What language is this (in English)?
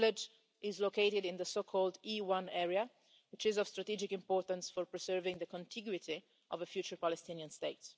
English